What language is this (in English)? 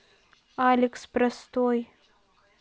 Russian